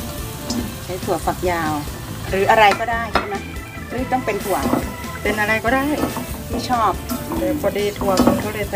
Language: Thai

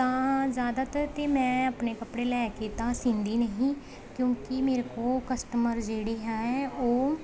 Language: Punjabi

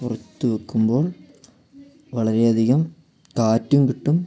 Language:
Malayalam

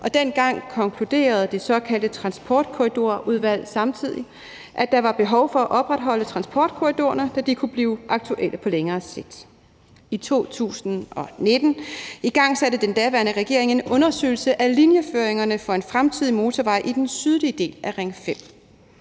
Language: Danish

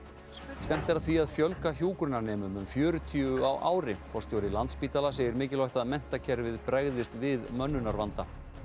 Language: Icelandic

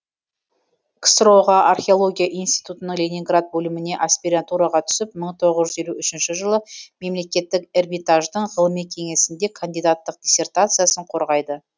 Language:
Kazakh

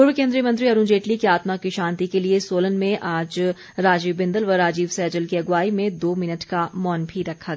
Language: Hindi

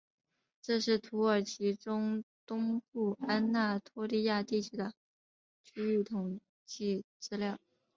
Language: Chinese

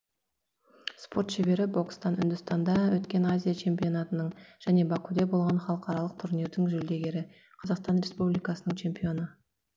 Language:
Kazakh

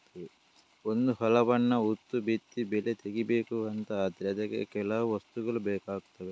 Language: Kannada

